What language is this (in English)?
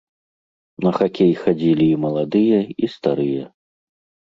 Belarusian